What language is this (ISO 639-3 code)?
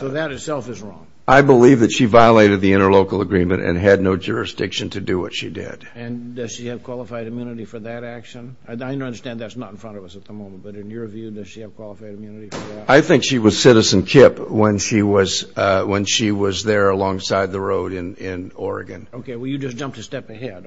eng